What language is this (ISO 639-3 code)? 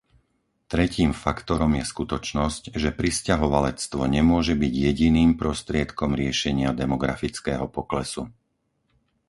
slk